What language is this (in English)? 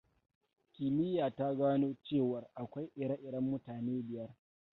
Hausa